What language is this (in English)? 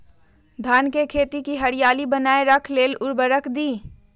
Magahi